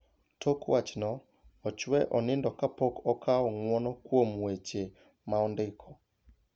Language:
Luo (Kenya and Tanzania)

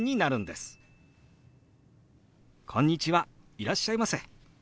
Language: Japanese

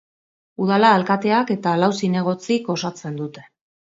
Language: Basque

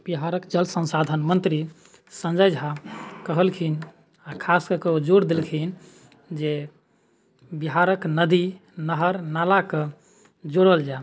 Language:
Maithili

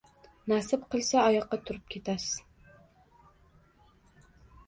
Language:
Uzbek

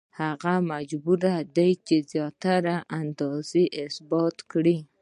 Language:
Pashto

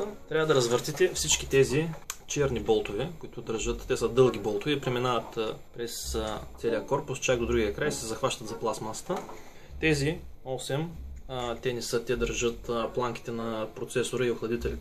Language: Bulgarian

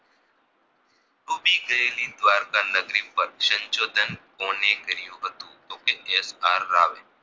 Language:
Gujarati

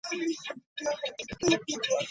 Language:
English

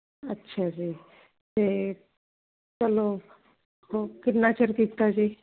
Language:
Punjabi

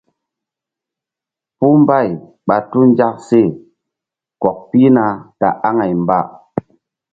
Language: Mbum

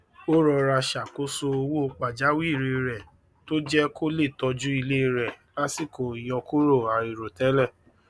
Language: Yoruba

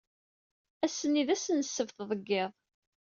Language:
Kabyle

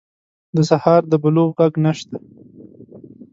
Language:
Pashto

